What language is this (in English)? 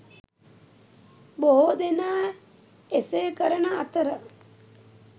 Sinhala